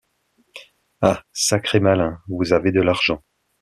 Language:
French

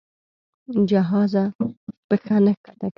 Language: Pashto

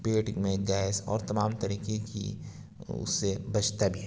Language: Urdu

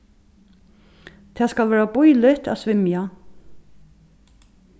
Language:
Faroese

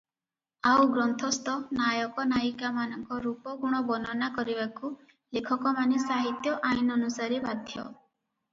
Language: Odia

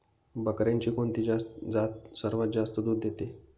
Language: Marathi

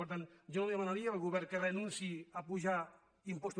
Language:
Catalan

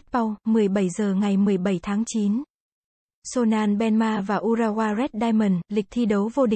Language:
Vietnamese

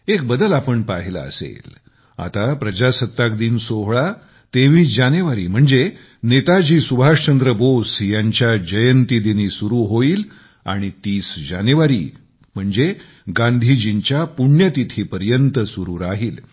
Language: Marathi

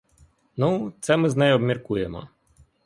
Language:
Ukrainian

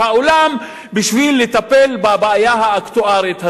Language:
Hebrew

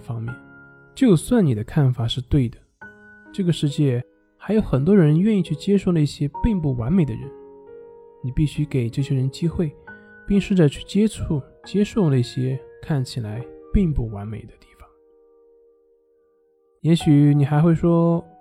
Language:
Chinese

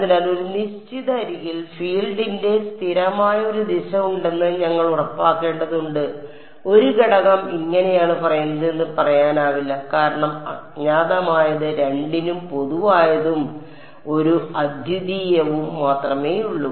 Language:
Malayalam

